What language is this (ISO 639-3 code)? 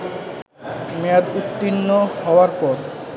ben